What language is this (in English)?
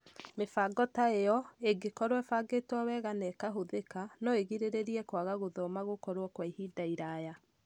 Kikuyu